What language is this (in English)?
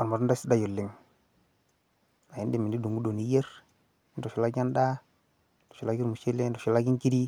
Masai